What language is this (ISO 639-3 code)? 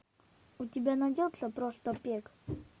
rus